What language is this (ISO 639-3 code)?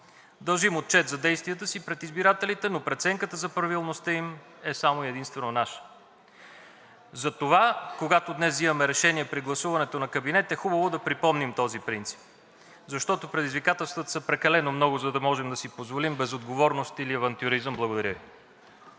bul